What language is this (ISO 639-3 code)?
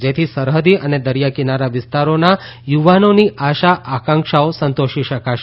guj